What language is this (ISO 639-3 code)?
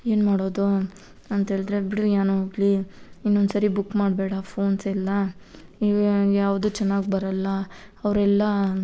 kan